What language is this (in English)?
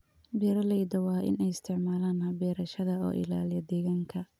Somali